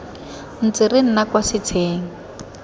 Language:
Tswana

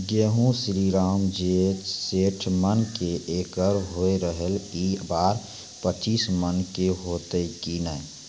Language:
Maithili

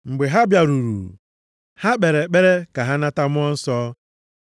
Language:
Igbo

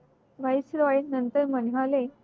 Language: Marathi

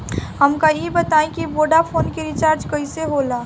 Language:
Bhojpuri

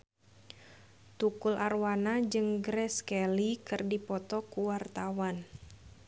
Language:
Sundanese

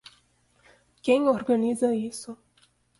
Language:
Portuguese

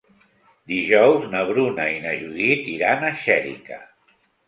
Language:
Catalan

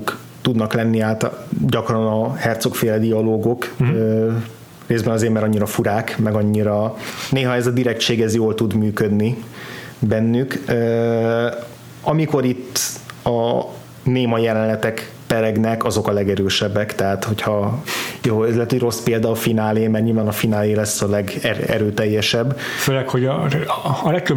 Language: Hungarian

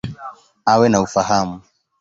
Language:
Swahili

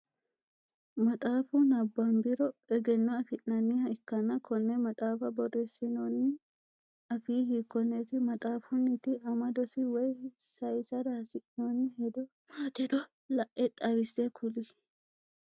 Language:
Sidamo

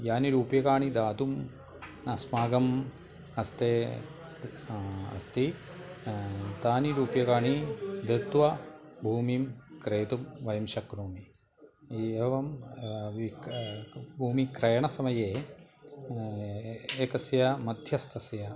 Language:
Sanskrit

